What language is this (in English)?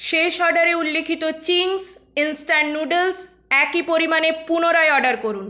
Bangla